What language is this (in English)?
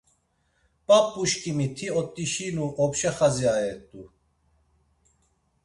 Laz